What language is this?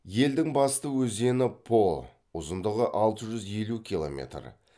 Kazakh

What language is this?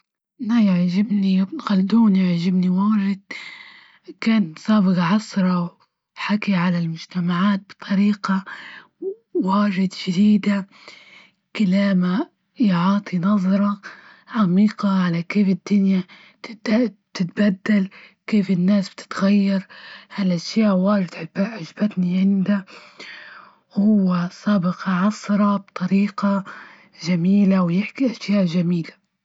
Libyan Arabic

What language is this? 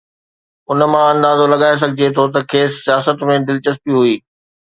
Sindhi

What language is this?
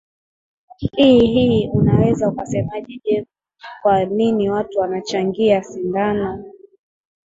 Swahili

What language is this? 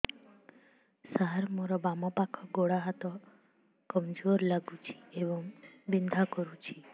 Odia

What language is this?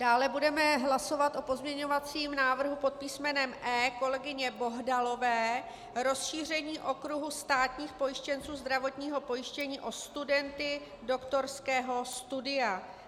Czech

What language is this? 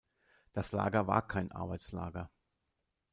German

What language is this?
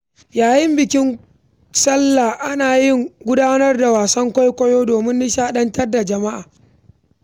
Hausa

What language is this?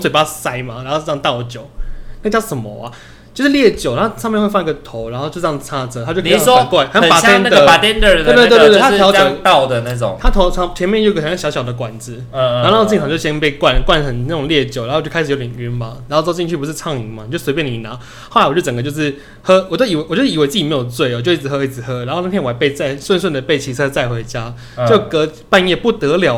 Chinese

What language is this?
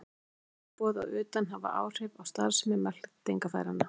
Icelandic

